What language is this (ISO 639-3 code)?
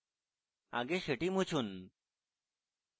ben